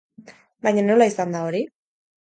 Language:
Basque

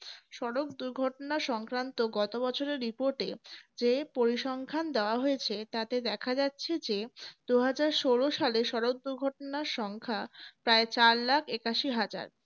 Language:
Bangla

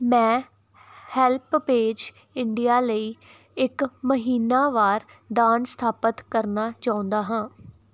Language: Punjabi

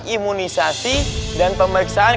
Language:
Indonesian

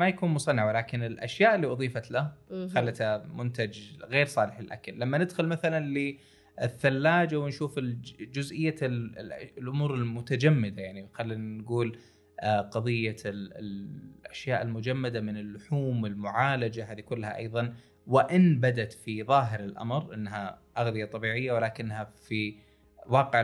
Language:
Arabic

